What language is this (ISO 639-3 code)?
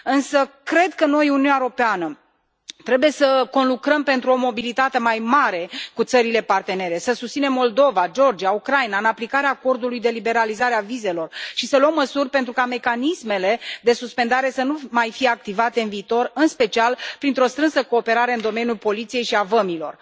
ron